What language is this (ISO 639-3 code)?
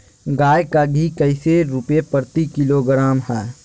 mag